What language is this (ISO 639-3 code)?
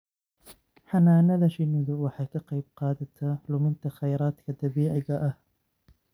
som